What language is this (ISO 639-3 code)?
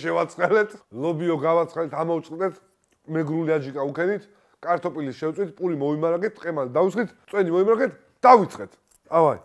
ara